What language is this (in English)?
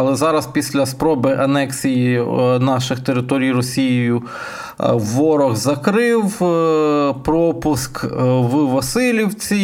Ukrainian